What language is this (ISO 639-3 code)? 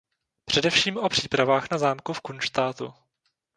ces